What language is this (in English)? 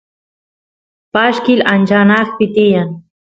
Santiago del Estero Quichua